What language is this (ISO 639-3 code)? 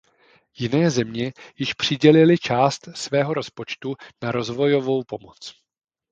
ces